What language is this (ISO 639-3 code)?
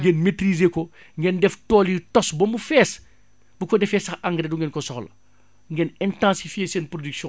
wol